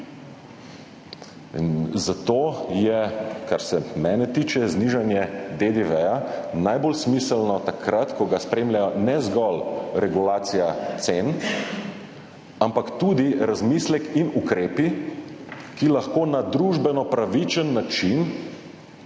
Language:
Slovenian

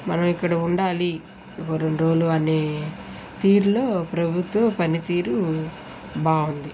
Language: Telugu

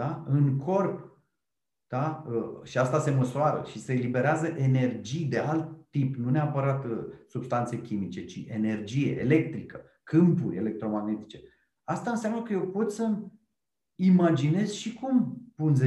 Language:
Romanian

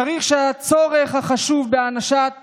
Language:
Hebrew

